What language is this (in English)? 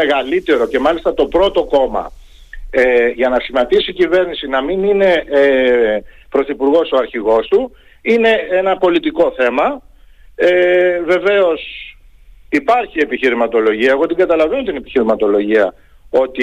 Greek